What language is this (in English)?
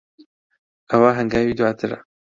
Central Kurdish